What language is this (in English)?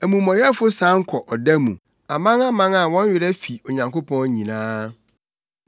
Akan